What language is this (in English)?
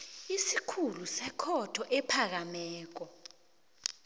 South Ndebele